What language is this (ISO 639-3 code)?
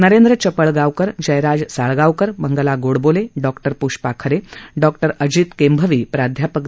mar